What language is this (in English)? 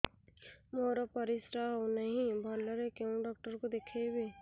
Odia